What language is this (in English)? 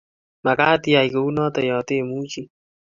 Kalenjin